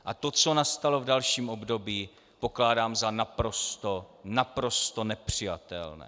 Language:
Czech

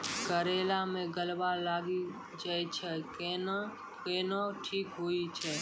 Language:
Maithili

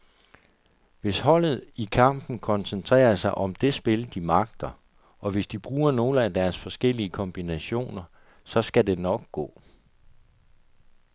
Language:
Danish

